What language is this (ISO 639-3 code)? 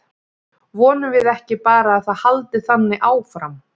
isl